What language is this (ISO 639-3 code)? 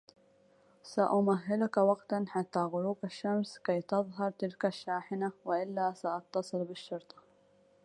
ara